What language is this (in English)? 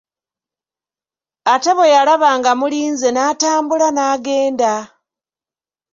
Ganda